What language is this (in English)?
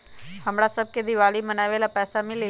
Magahi